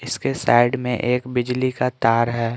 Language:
Hindi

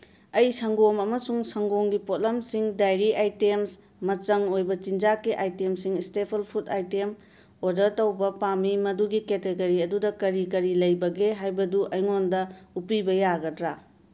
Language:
Manipuri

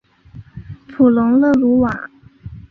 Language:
Chinese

